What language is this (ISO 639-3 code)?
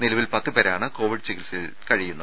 mal